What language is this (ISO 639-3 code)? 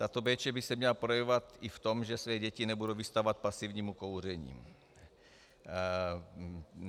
ces